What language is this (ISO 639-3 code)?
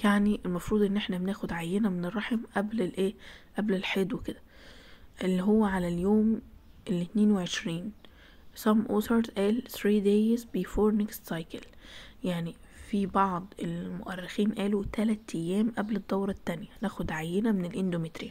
ara